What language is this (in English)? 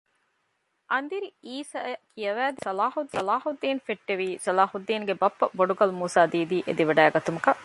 Divehi